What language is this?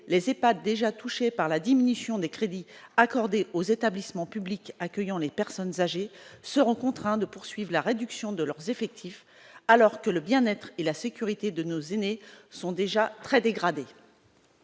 French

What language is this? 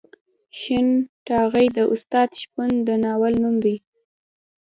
Pashto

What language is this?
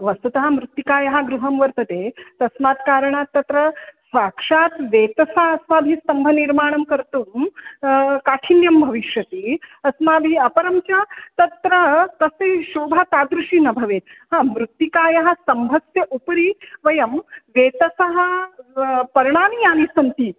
Sanskrit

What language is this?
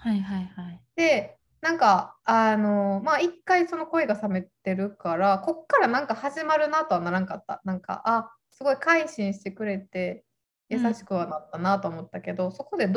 Japanese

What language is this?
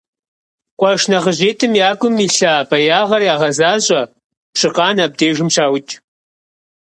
Kabardian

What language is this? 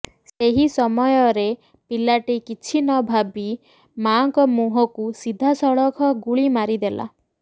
Odia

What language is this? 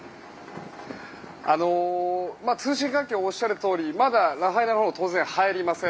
Japanese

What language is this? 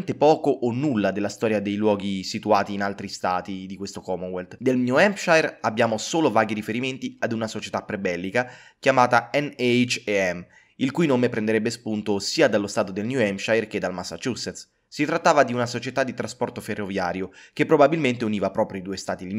Italian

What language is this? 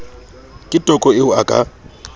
Southern Sotho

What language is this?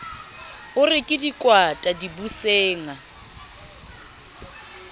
Southern Sotho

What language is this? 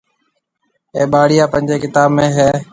Marwari (Pakistan)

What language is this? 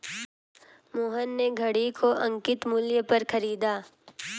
Hindi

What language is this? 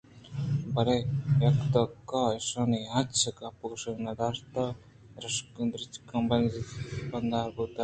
Eastern Balochi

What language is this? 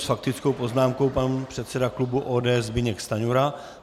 Czech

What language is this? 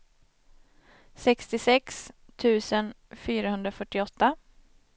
Swedish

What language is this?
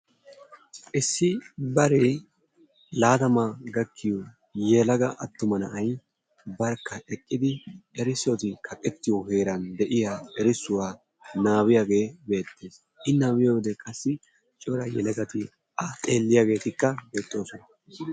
Wolaytta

